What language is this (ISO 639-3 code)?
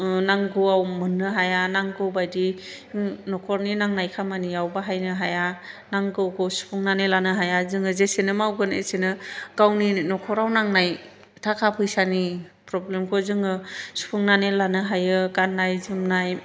brx